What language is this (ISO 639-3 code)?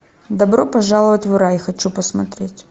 rus